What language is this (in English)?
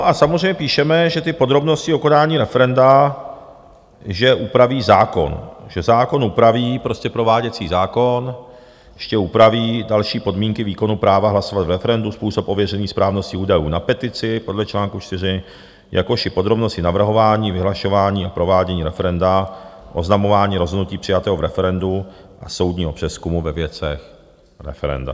Czech